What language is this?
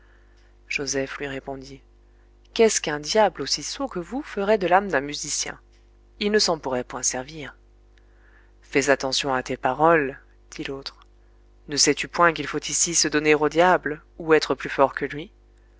French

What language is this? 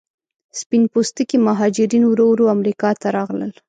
Pashto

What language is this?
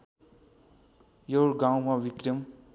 Nepali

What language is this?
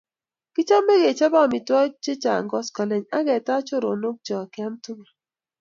Kalenjin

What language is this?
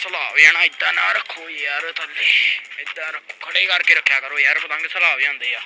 Punjabi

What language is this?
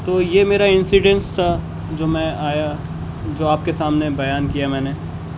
Urdu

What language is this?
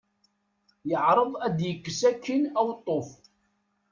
Kabyle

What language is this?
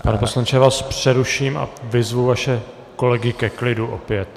Czech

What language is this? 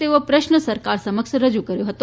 Gujarati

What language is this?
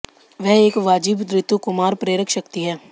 Hindi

